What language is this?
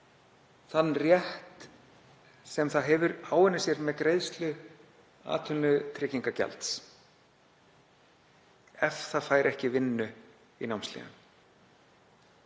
Icelandic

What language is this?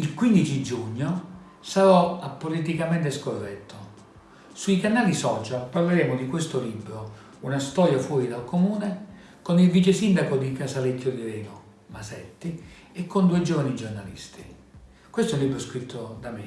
Italian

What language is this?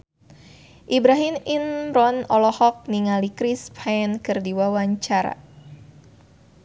Sundanese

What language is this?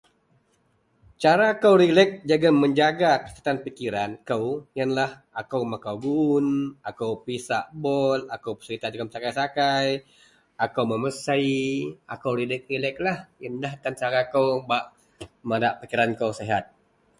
Central Melanau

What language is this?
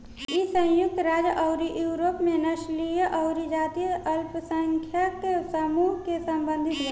Bhojpuri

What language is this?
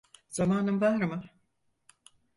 Turkish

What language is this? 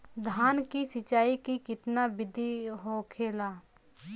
Bhojpuri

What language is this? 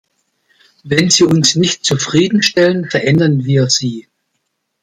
German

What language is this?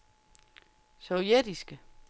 Danish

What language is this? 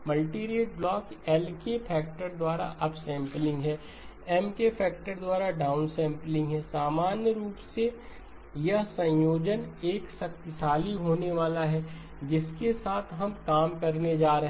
Hindi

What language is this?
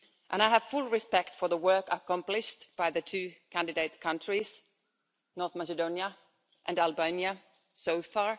English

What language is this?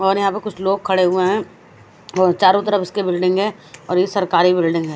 Hindi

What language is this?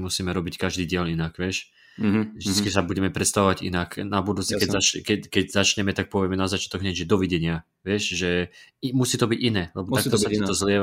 Slovak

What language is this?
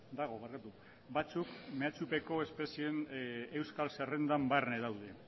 Basque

